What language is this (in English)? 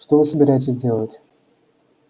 Russian